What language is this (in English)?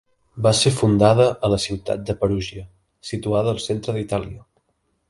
Catalan